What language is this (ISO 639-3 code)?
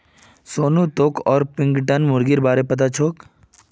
mag